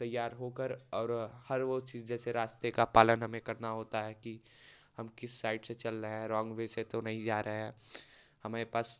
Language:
Hindi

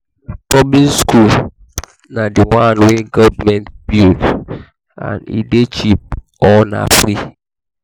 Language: Nigerian Pidgin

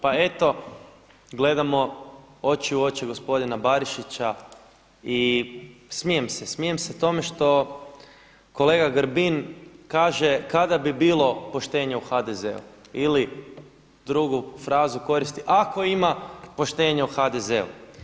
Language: Croatian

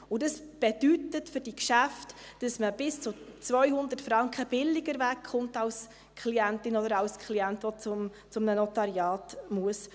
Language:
Swiss German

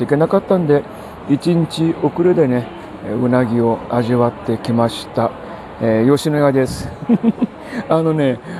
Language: Japanese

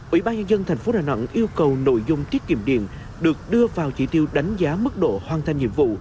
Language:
Vietnamese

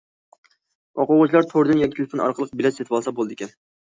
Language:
Uyghur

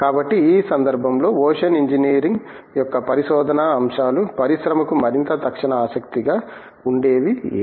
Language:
Telugu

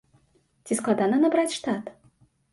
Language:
Belarusian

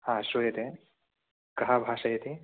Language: Sanskrit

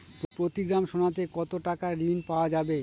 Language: Bangla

